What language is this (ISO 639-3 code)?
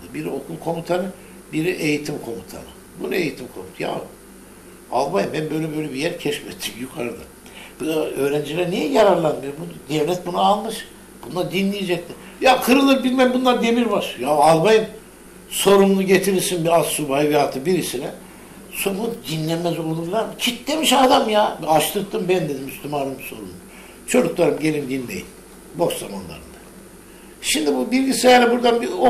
tur